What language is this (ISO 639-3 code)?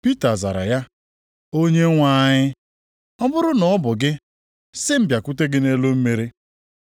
ibo